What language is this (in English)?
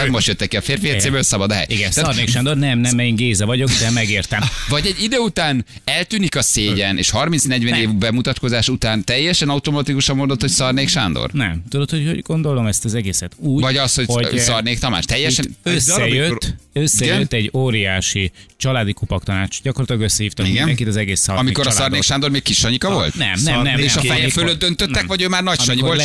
Hungarian